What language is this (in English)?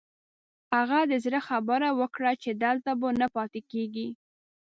Pashto